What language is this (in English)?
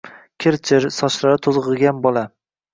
Uzbek